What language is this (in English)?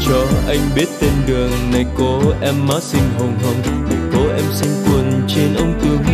Vietnamese